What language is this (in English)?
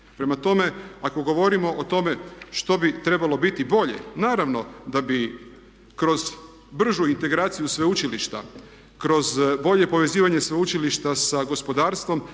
Croatian